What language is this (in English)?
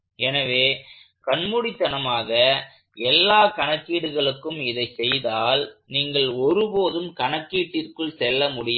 Tamil